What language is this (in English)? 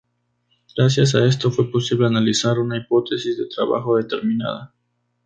Spanish